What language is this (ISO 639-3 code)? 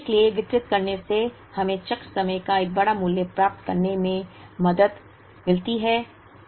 hin